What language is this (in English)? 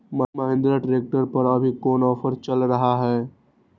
Magahi